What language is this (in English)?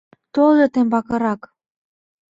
Mari